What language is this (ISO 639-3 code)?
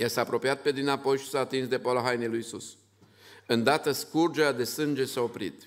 ron